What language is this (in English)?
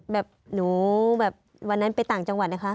Thai